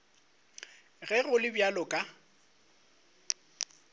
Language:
Northern Sotho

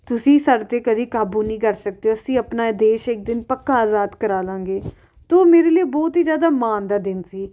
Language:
Punjabi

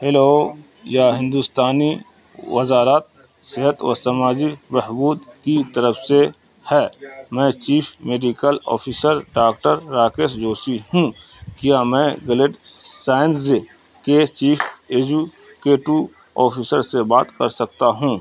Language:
Urdu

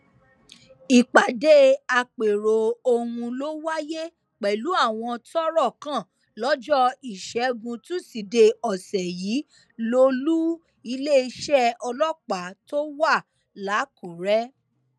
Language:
Yoruba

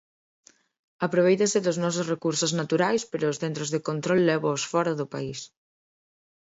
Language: Galician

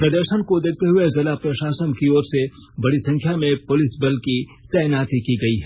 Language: Hindi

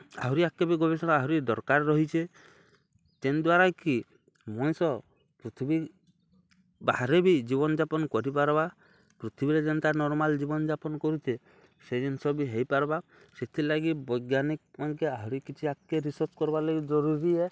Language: Odia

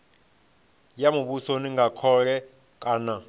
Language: Venda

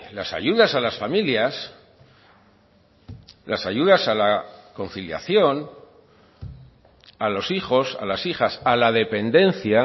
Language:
Spanish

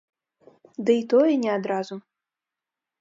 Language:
Belarusian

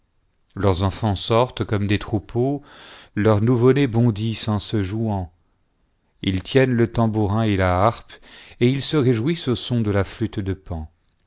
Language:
French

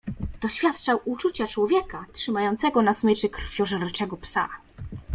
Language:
Polish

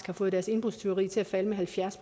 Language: Danish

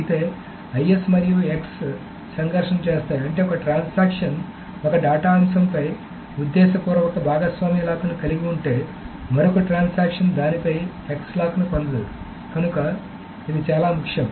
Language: Telugu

